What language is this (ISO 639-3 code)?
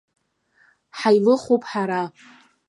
abk